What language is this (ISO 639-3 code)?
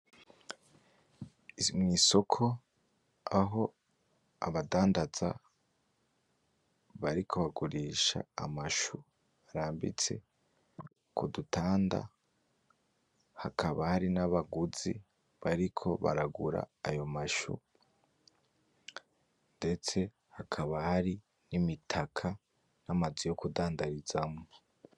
run